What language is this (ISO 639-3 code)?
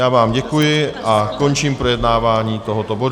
ces